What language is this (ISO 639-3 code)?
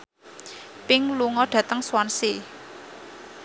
jav